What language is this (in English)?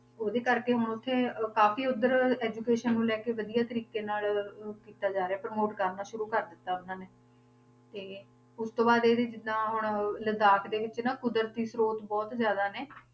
Punjabi